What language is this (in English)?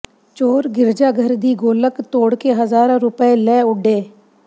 Punjabi